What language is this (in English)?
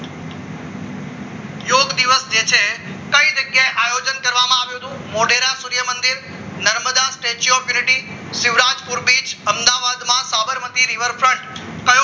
Gujarati